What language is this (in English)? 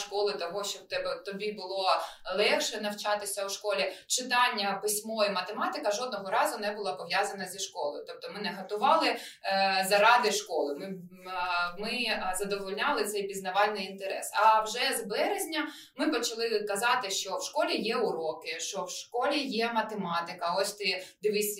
Ukrainian